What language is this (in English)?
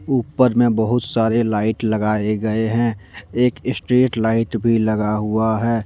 Hindi